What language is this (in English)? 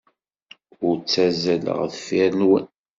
Kabyle